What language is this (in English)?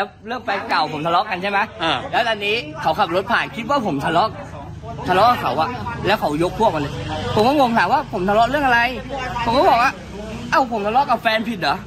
Thai